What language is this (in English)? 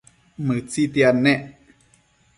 Matsés